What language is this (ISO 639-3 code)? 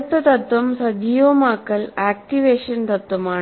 mal